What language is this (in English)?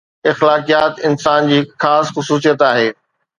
Sindhi